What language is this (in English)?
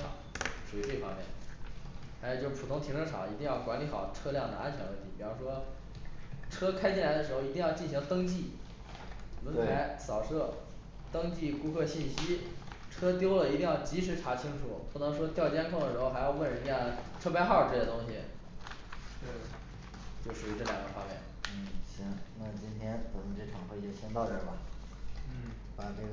Chinese